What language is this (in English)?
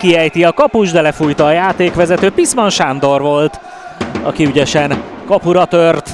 Hungarian